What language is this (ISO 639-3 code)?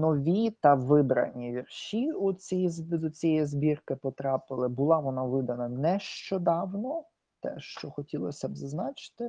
ukr